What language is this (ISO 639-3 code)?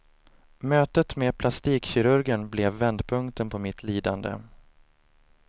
swe